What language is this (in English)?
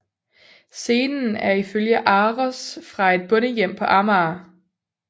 Danish